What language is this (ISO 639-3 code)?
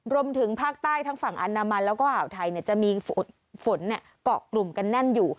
tha